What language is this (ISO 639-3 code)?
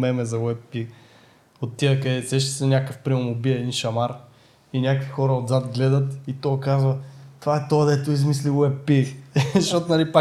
bul